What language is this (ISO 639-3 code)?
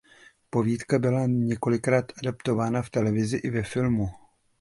ces